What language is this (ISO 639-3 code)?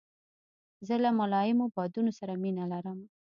pus